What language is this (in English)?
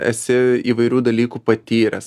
Lithuanian